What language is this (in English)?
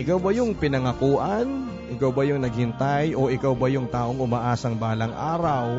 Filipino